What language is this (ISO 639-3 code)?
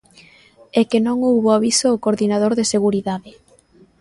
glg